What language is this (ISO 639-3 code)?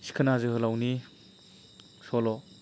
brx